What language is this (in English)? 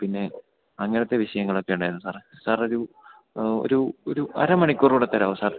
Malayalam